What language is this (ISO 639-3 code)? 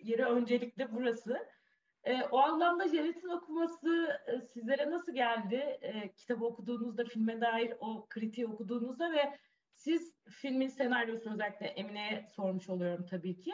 tur